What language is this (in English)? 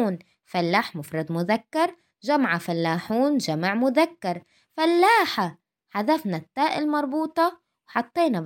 Arabic